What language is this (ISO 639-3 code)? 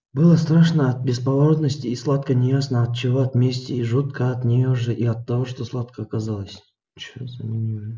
rus